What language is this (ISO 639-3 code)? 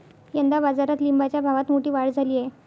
mar